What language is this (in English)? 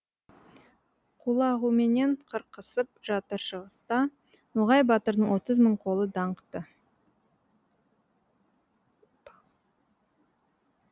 Kazakh